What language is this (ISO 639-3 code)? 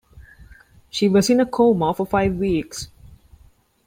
eng